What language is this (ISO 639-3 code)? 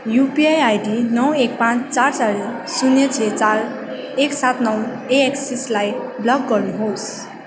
nep